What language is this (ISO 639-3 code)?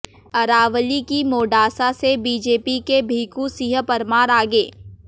hin